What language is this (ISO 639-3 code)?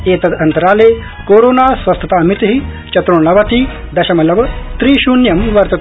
san